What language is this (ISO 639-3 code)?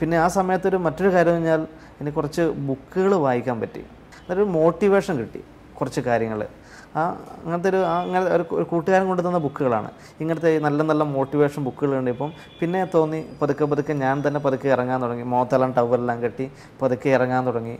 mal